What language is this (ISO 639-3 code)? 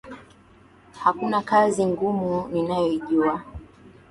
swa